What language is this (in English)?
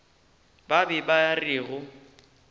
Northern Sotho